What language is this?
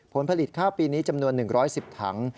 Thai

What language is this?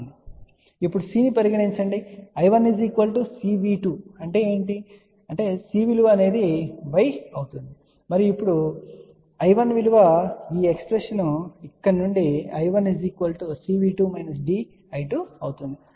Telugu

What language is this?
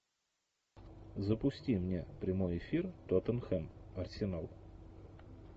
Russian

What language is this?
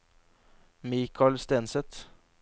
Norwegian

